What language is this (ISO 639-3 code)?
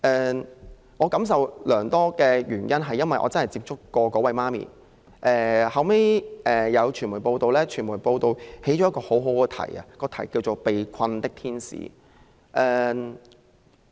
yue